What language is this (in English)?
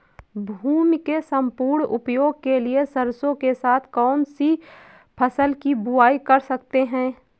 Hindi